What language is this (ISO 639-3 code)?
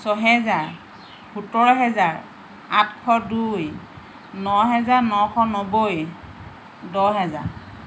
asm